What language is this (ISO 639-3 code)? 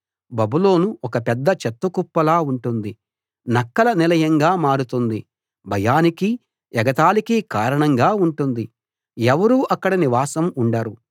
tel